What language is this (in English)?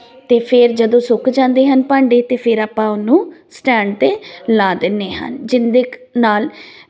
Punjabi